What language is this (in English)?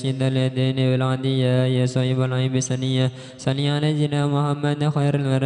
Indonesian